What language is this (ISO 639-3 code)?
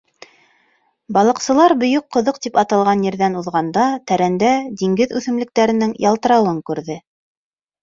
bak